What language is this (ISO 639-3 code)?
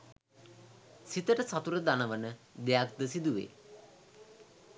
sin